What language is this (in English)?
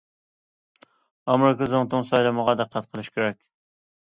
Uyghur